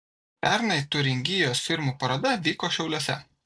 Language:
Lithuanian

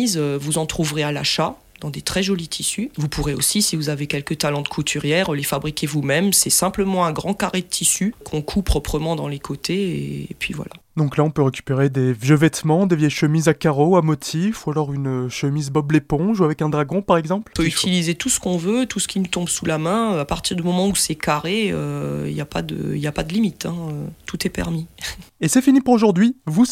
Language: French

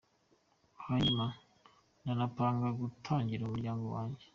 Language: Kinyarwanda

